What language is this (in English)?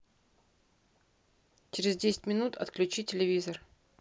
Russian